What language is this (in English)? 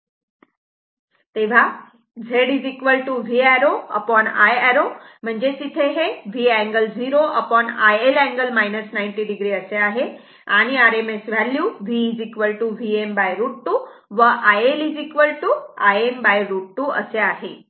Marathi